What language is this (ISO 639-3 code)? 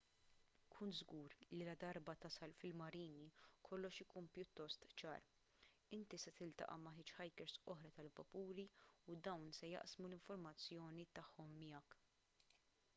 mlt